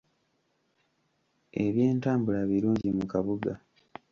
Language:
Ganda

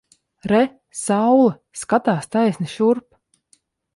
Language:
Latvian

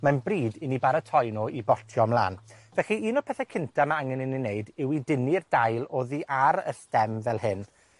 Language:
Welsh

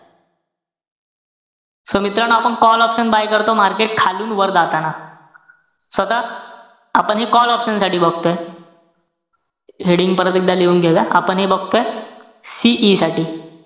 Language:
Marathi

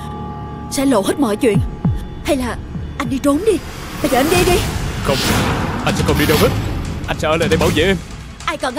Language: Vietnamese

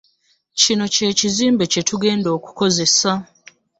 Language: Ganda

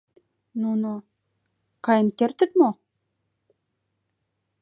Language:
Mari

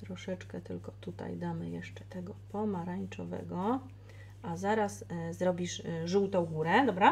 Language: Polish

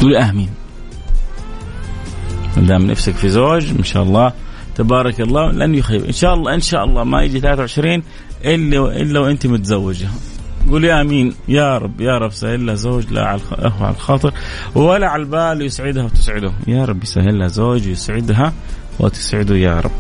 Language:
Arabic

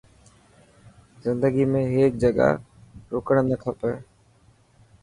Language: Dhatki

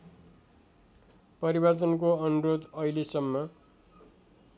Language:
Nepali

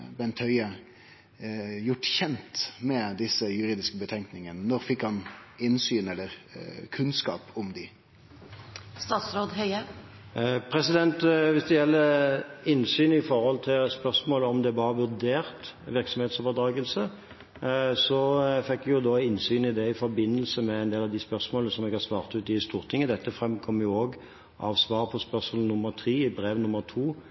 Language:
Norwegian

